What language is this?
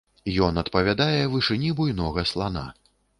Belarusian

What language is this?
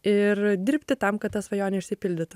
Lithuanian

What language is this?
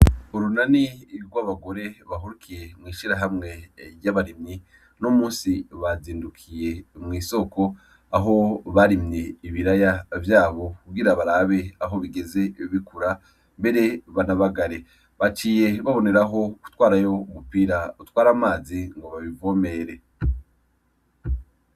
Rundi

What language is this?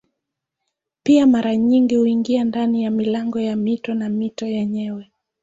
Swahili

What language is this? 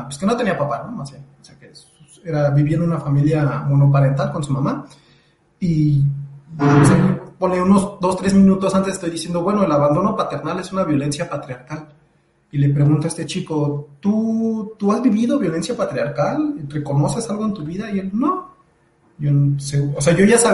Spanish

